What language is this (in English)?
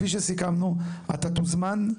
Hebrew